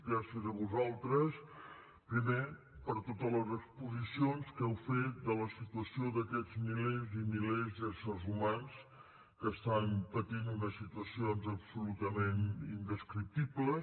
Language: Catalan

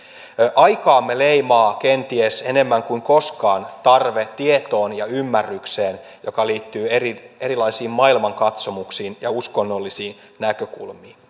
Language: Finnish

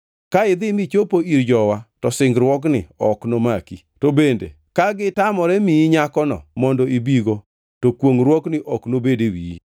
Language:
Luo (Kenya and Tanzania)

